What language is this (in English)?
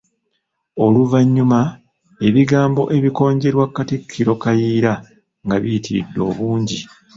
Ganda